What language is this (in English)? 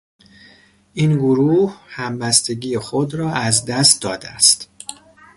Persian